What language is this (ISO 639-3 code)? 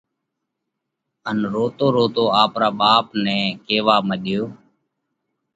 kvx